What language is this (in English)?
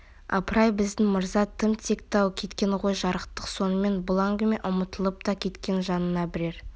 Kazakh